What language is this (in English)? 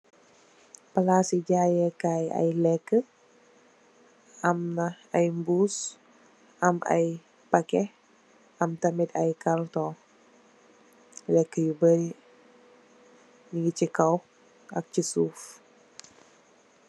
Wolof